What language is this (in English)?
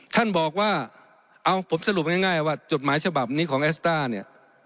Thai